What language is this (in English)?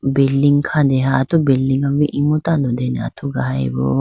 Idu-Mishmi